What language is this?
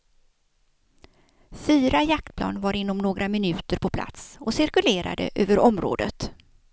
Swedish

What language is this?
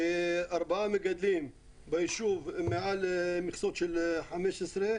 Hebrew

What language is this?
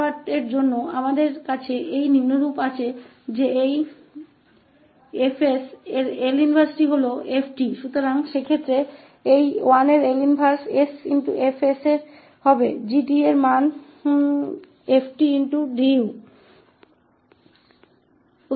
Hindi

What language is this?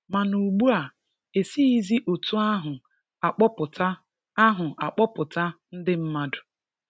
Igbo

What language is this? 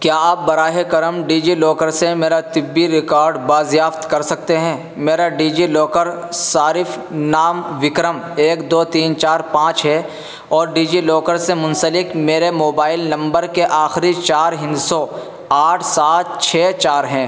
Urdu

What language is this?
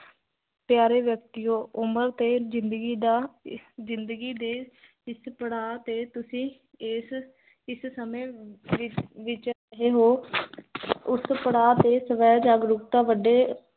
Punjabi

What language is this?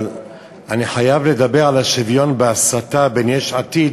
Hebrew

